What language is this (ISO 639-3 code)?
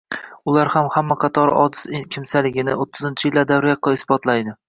uzb